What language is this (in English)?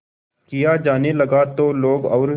Hindi